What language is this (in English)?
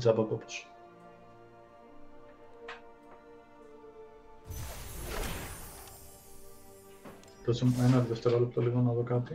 Greek